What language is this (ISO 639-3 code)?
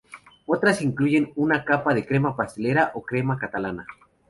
spa